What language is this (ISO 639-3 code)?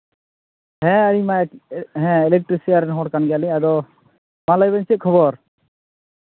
sat